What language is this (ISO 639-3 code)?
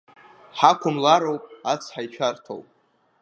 abk